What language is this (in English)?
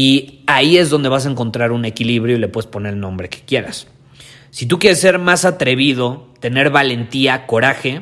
Spanish